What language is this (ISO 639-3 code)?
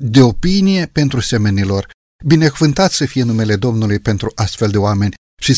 ron